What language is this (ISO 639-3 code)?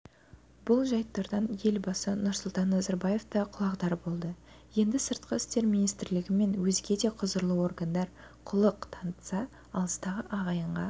kaz